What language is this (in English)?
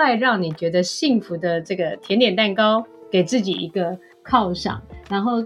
Chinese